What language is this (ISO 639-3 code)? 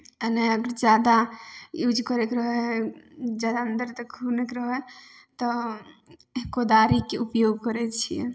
mai